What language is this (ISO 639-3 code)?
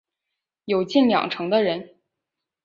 zho